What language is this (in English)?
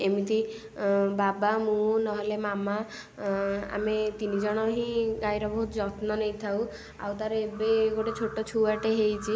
Odia